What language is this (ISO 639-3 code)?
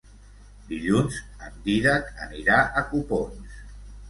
cat